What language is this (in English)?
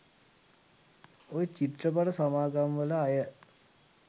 Sinhala